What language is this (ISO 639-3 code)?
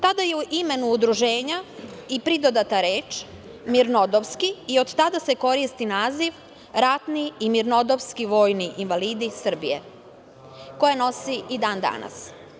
srp